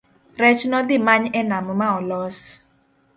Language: Luo (Kenya and Tanzania)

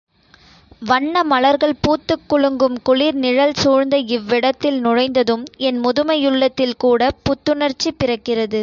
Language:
Tamil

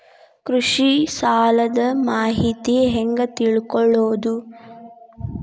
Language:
Kannada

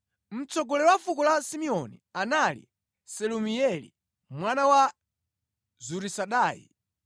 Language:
Nyanja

